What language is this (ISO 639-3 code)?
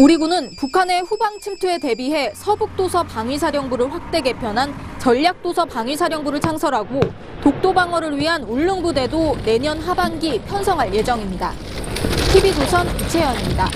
kor